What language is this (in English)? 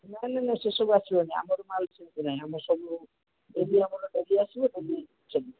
Odia